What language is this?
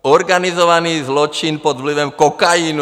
Czech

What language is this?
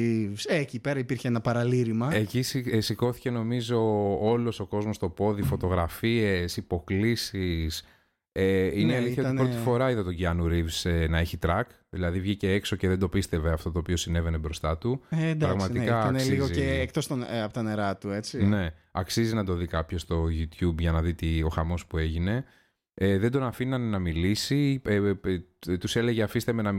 Greek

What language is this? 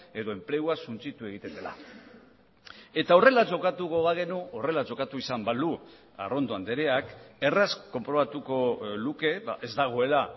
Basque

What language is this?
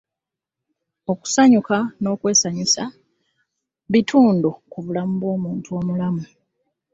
Ganda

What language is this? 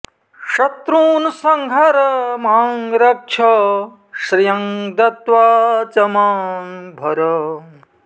Sanskrit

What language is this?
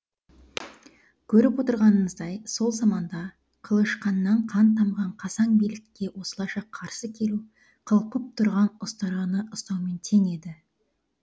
Kazakh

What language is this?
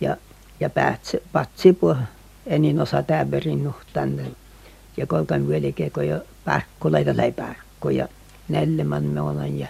Finnish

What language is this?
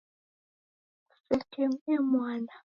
Taita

